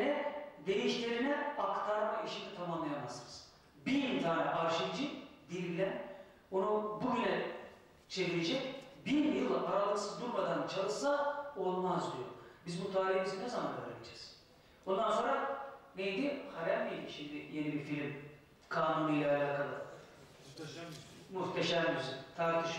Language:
Turkish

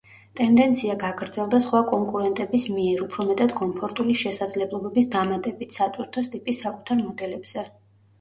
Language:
Georgian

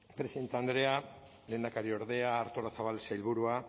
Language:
Basque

